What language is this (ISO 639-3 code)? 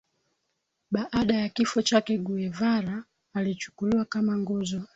swa